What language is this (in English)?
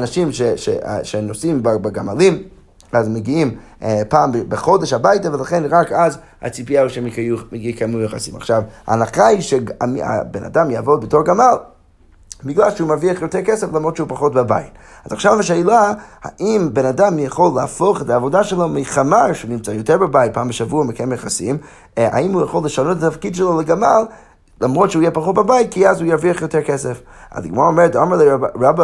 Hebrew